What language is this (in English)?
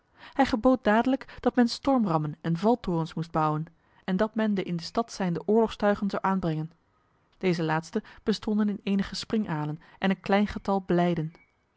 Dutch